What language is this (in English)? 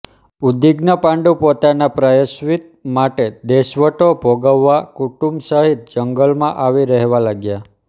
Gujarati